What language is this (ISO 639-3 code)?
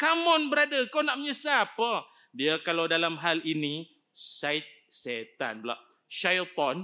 msa